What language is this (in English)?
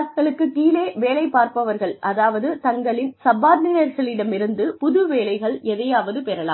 Tamil